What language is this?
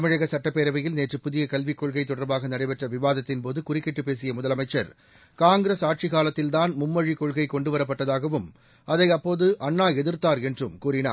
Tamil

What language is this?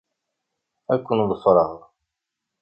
Kabyle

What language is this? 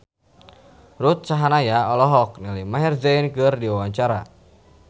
Sundanese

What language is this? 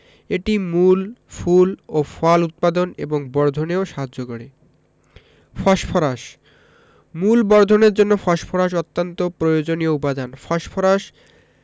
Bangla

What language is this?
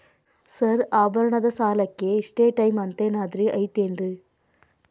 Kannada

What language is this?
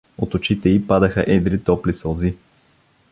Bulgarian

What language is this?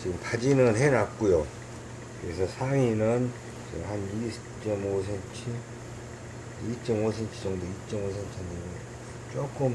Korean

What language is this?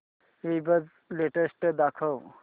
Marathi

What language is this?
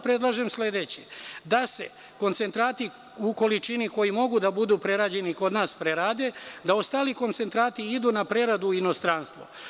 Serbian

